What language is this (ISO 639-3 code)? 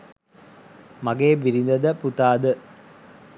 sin